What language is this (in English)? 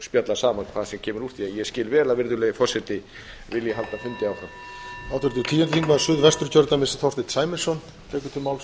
Icelandic